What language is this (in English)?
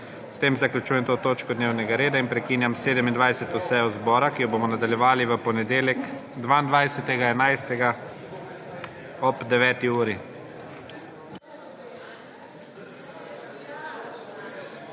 Slovenian